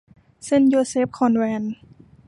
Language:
Thai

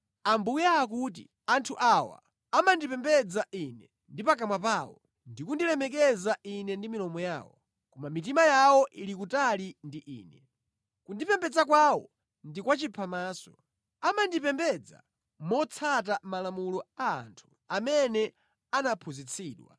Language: Nyanja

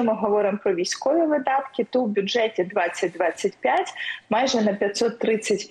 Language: Ukrainian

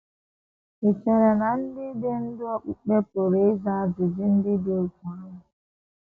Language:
Igbo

